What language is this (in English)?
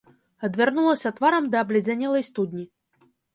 Belarusian